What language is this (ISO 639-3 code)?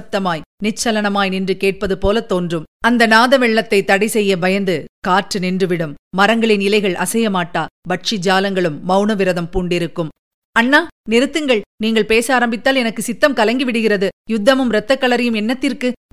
tam